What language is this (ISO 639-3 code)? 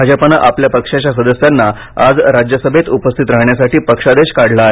mar